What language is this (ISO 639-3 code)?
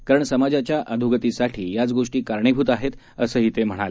mar